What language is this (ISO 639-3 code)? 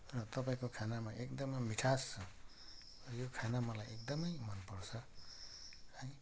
nep